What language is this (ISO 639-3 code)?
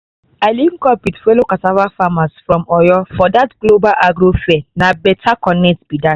pcm